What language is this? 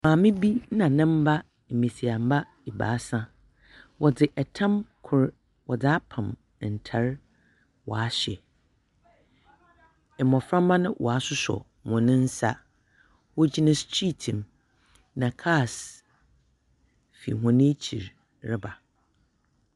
Akan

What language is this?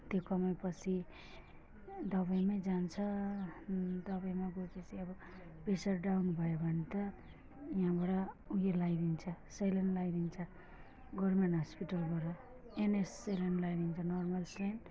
Nepali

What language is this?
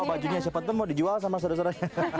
Indonesian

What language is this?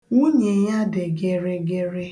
Igbo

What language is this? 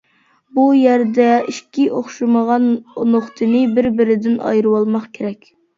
Uyghur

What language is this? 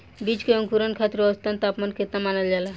Bhojpuri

